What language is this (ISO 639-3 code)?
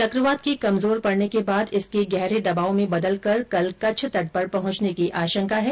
hin